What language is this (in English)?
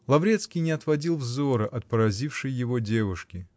Russian